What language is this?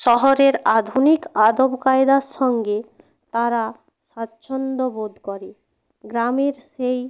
Bangla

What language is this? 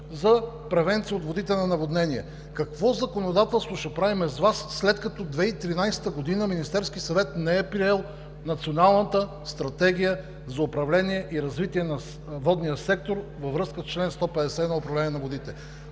Bulgarian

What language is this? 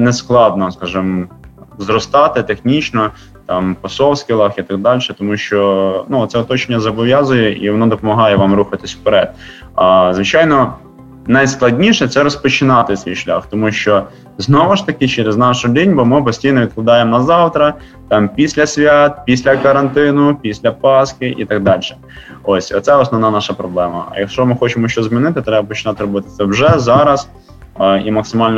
Ukrainian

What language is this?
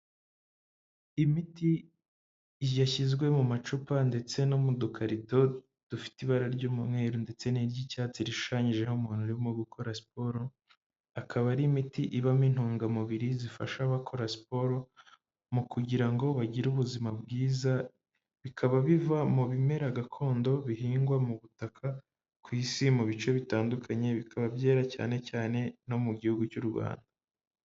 Kinyarwanda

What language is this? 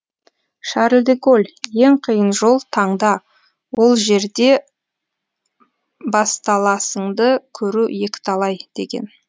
Kazakh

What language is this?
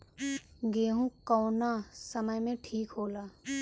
Bhojpuri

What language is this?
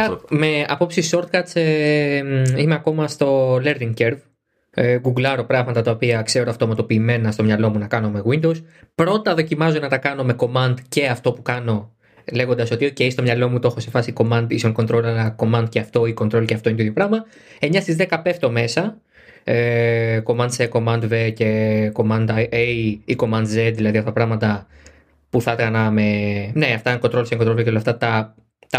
Greek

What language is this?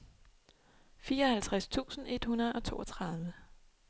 Danish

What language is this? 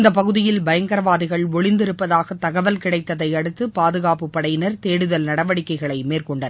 Tamil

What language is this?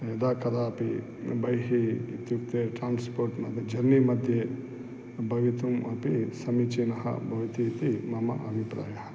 Sanskrit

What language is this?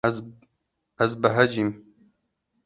Kurdish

